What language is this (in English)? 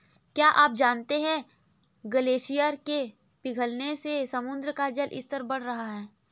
Hindi